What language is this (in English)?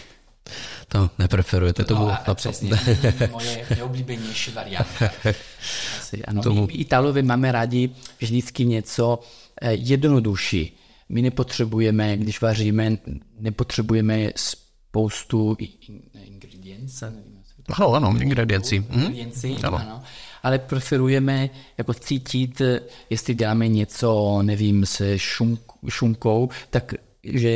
Czech